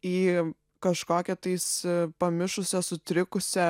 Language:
Lithuanian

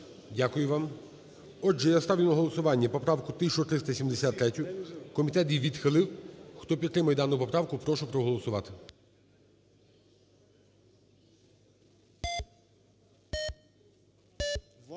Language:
Ukrainian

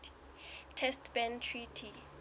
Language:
Southern Sotho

